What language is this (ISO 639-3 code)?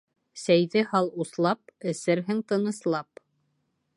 bak